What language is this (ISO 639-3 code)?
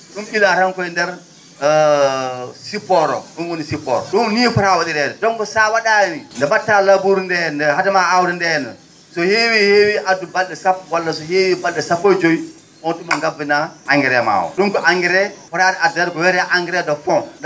ful